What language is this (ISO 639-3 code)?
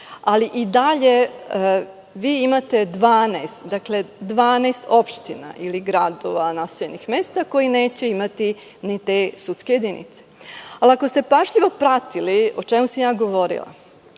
srp